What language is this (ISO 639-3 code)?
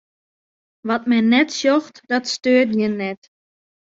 fry